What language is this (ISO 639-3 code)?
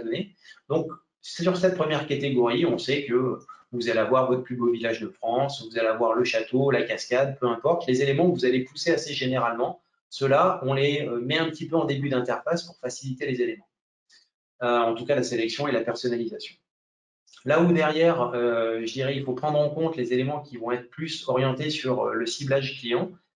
fra